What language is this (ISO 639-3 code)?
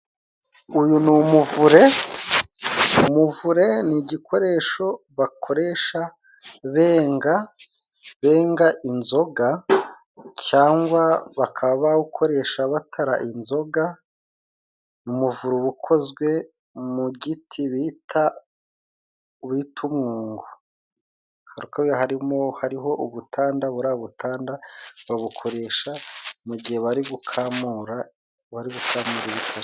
kin